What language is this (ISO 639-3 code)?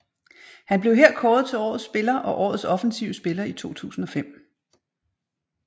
dan